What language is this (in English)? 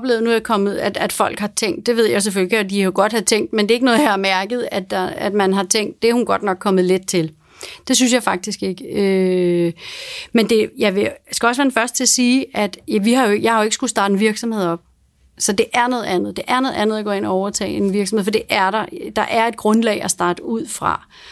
Danish